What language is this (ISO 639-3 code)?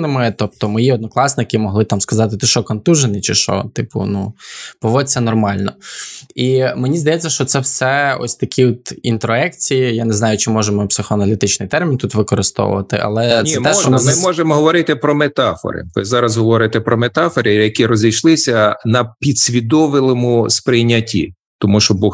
ukr